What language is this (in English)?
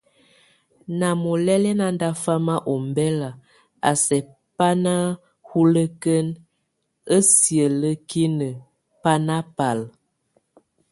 Tunen